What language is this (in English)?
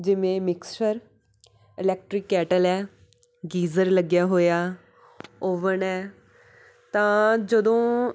Punjabi